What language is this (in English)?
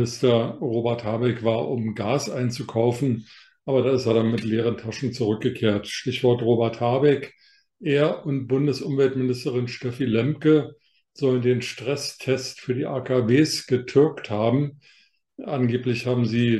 German